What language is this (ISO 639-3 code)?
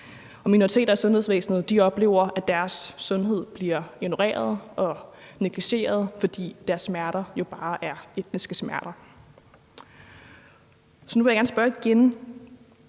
dan